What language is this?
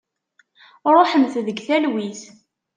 Kabyle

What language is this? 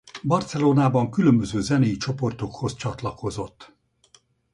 Hungarian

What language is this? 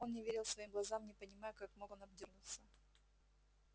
Russian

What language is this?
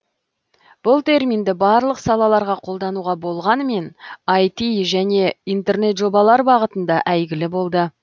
Kazakh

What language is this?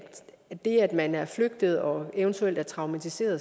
Danish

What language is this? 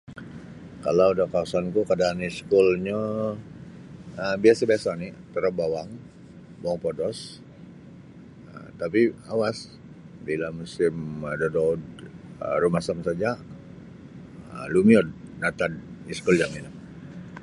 Sabah Bisaya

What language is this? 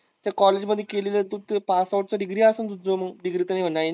Marathi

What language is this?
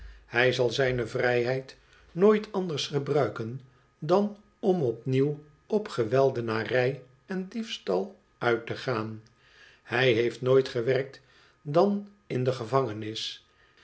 Dutch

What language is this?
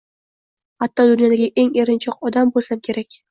Uzbek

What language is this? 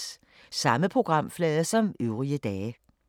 Danish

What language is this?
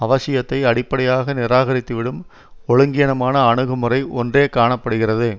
Tamil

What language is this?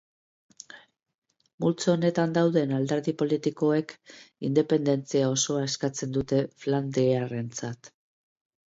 Basque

